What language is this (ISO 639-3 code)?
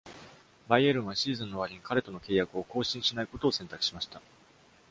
jpn